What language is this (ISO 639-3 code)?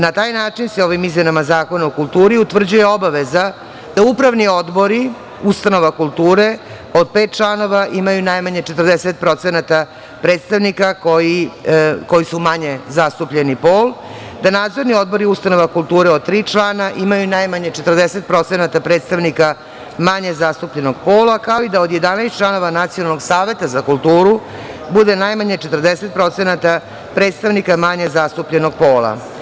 srp